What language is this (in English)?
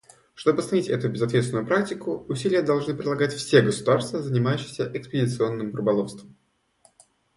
Russian